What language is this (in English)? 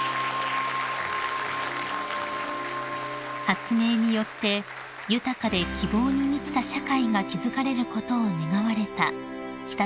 Japanese